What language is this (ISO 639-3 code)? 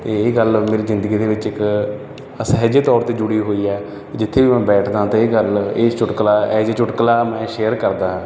pan